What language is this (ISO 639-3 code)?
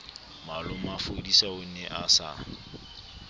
sot